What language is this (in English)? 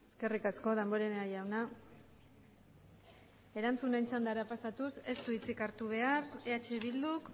Basque